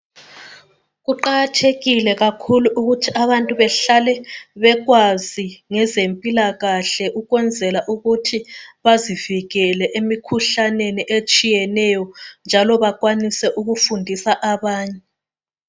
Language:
North Ndebele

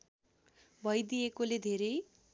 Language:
Nepali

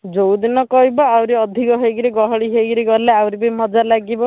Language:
Odia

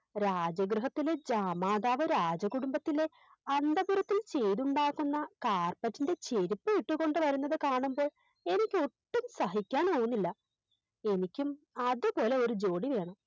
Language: Malayalam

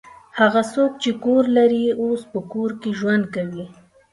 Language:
Pashto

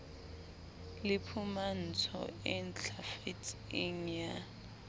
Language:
Southern Sotho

